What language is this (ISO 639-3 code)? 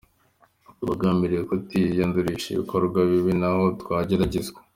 kin